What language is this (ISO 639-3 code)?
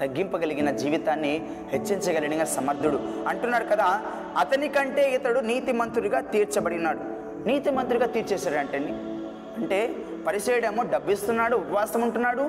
tel